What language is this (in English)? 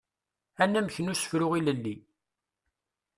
Kabyle